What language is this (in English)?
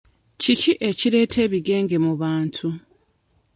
Ganda